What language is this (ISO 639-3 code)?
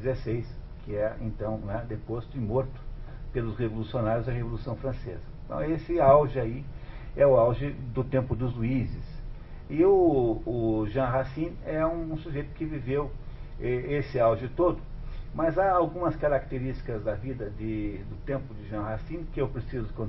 por